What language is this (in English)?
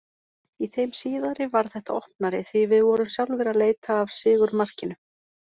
Icelandic